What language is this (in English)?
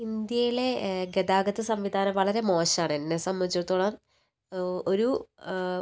Malayalam